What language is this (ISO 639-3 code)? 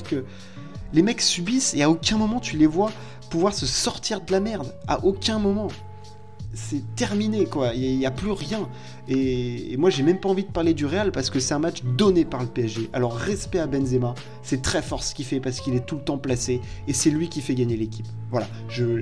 fra